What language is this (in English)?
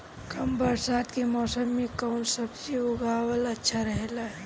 Bhojpuri